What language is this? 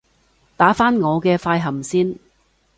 Cantonese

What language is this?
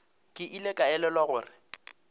Northern Sotho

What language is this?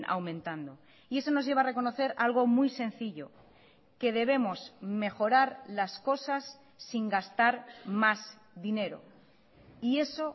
Spanish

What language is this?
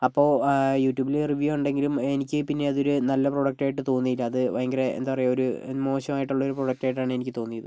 Malayalam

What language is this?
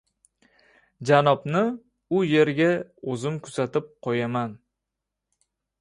Uzbek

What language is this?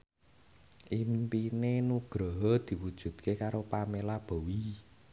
Javanese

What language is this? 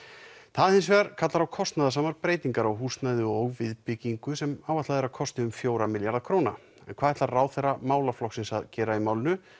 Icelandic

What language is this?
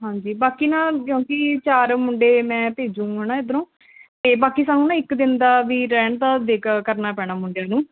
Punjabi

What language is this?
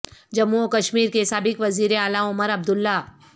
Urdu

